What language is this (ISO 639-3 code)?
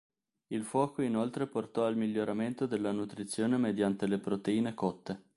ita